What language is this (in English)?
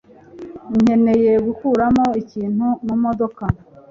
Kinyarwanda